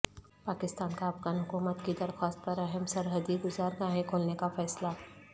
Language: Urdu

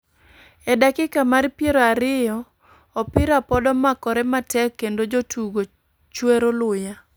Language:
Luo (Kenya and Tanzania)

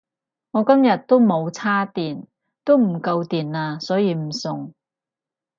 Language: Cantonese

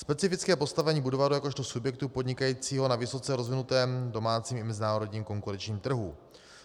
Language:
Czech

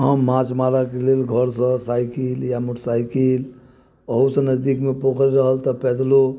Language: Maithili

